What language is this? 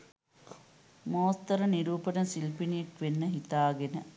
Sinhala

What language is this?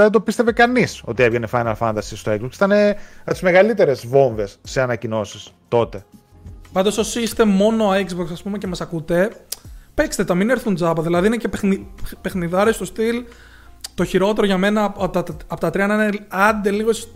Greek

